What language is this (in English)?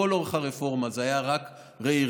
Hebrew